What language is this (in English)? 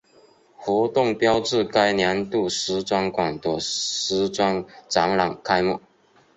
Chinese